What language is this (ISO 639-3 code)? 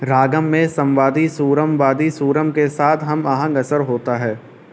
urd